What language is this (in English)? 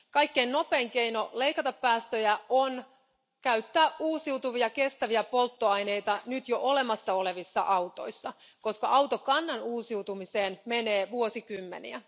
Finnish